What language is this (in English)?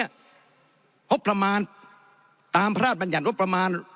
Thai